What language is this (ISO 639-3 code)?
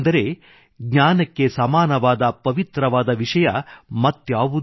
kan